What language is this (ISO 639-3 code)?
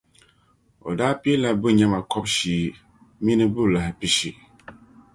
dag